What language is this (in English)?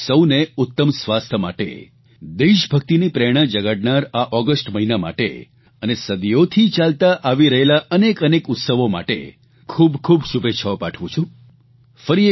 Gujarati